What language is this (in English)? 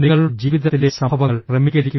Malayalam